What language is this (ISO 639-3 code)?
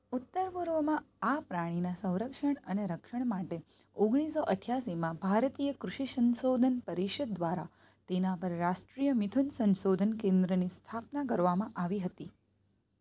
guj